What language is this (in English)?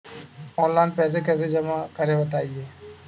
Hindi